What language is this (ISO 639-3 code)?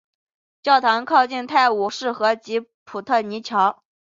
zho